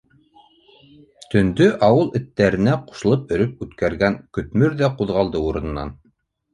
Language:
Bashkir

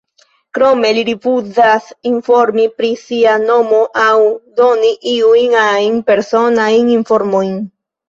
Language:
Esperanto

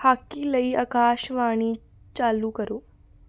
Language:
Punjabi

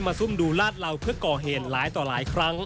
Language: Thai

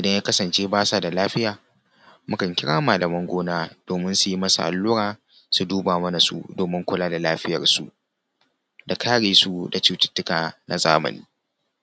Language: Hausa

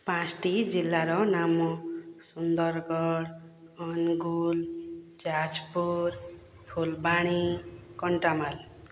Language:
Odia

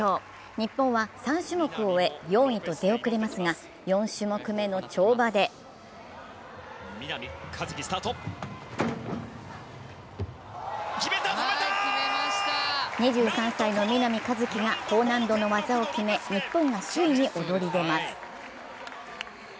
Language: Japanese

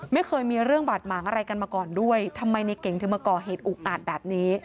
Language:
Thai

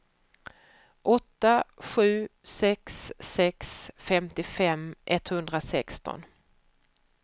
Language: Swedish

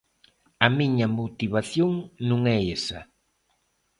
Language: Galician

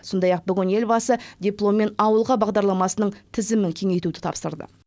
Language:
Kazakh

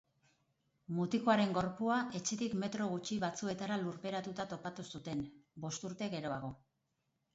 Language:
Basque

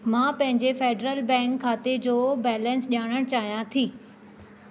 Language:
Sindhi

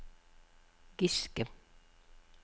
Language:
Norwegian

